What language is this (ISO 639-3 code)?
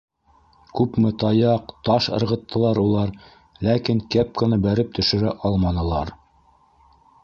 bak